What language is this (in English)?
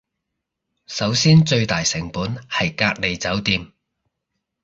Cantonese